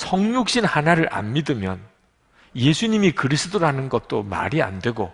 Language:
Korean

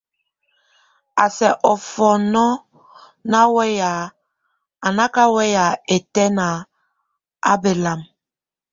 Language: Tunen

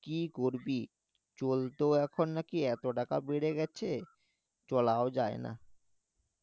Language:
Bangla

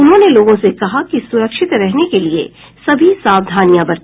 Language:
Hindi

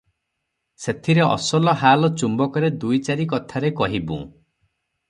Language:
Odia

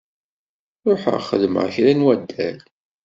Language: Kabyle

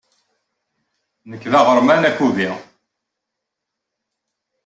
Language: Kabyle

